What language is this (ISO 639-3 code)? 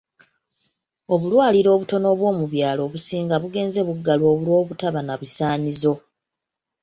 lug